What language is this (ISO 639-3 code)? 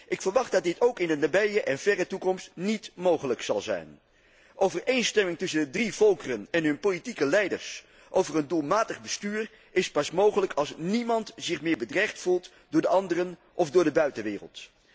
nld